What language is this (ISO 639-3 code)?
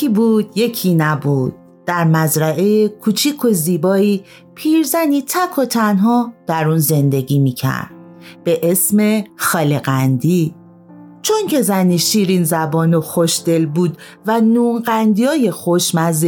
fas